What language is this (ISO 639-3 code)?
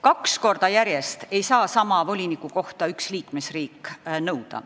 est